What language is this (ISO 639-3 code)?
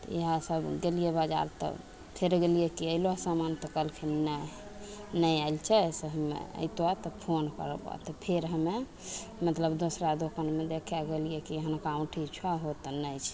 mai